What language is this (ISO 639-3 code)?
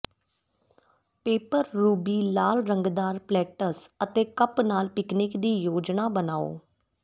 pan